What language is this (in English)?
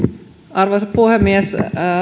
Finnish